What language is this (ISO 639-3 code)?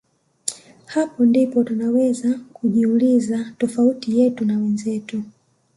swa